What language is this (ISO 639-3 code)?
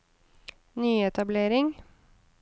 nor